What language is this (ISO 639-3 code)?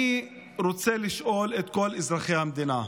heb